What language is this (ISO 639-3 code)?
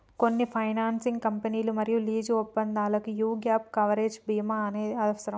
tel